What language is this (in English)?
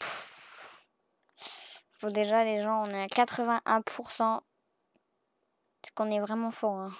French